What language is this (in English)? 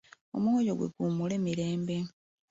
Ganda